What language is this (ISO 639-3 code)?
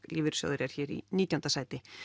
isl